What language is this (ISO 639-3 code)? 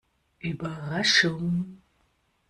deu